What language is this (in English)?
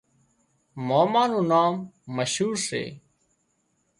Wadiyara Koli